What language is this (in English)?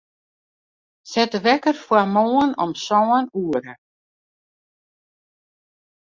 Western Frisian